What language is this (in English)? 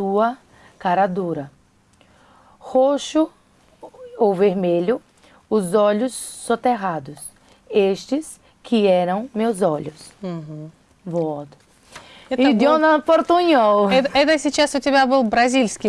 Russian